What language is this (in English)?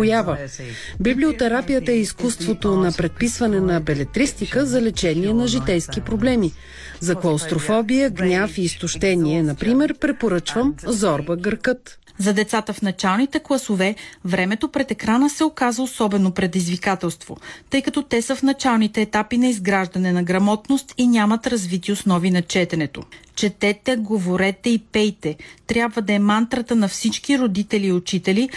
Bulgarian